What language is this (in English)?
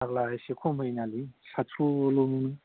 Bodo